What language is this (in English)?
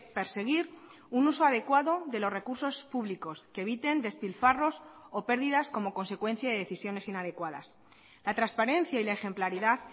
Spanish